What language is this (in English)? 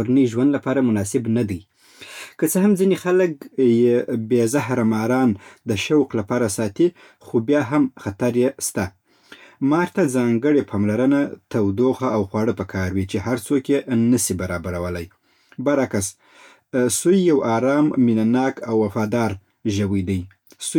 Southern Pashto